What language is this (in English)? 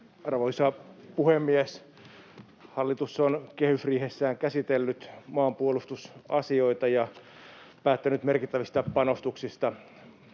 Finnish